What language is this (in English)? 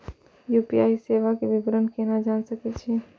Maithili